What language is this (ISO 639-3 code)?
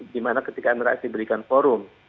ind